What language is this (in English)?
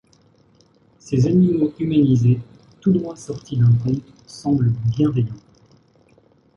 French